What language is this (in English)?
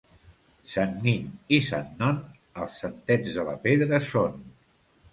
Catalan